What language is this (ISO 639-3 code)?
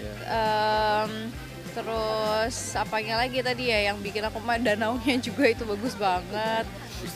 ind